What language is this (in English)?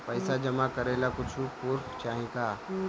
Bhojpuri